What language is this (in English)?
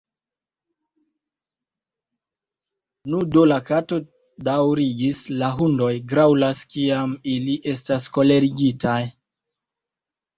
Esperanto